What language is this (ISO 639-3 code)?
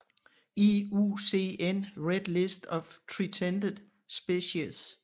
dan